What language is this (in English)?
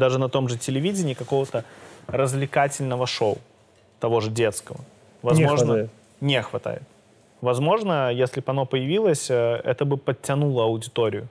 Russian